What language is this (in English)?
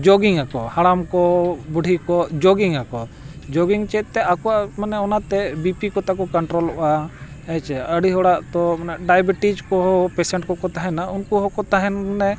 Santali